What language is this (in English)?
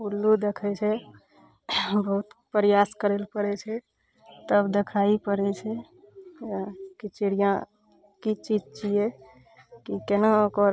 Maithili